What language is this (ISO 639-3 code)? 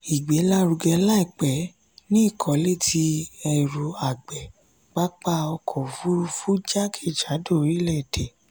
yor